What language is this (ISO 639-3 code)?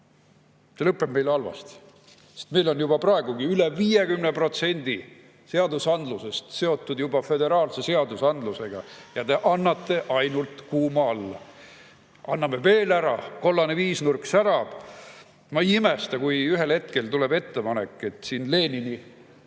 est